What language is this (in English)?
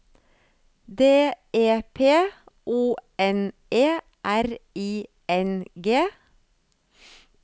Norwegian